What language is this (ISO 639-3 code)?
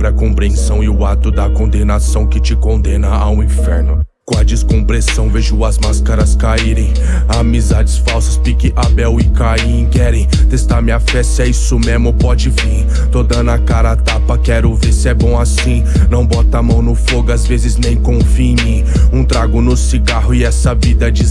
por